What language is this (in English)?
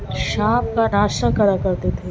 Urdu